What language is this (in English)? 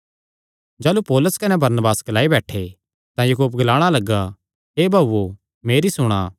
Kangri